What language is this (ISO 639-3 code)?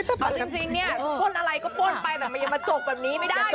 tha